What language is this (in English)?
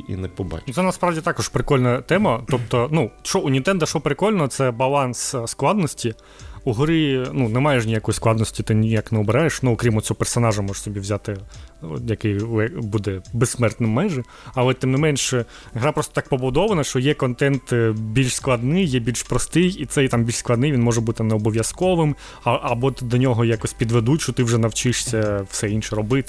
Ukrainian